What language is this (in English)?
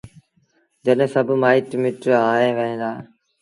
Sindhi Bhil